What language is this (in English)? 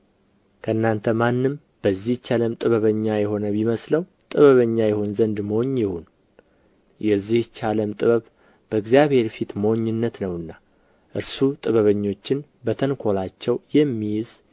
Amharic